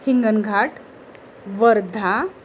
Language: Marathi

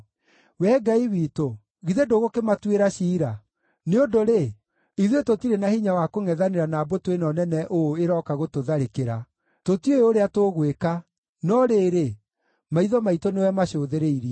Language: Kikuyu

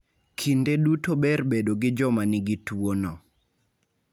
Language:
Luo (Kenya and Tanzania)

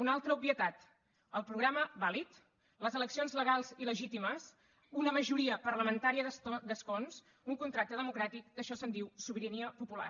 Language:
Catalan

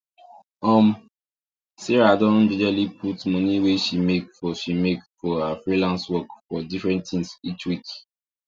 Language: Nigerian Pidgin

